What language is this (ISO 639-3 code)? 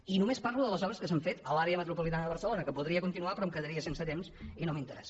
cat